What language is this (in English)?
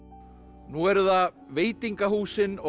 Icelandic